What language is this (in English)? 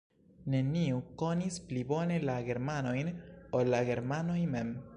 Esperanto